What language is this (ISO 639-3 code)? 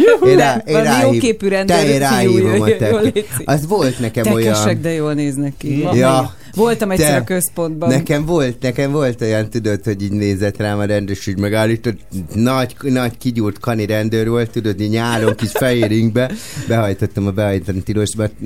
hun